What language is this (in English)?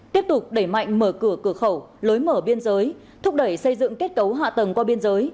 Vietnamese